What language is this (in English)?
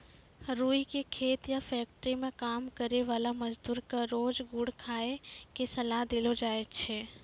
Maithili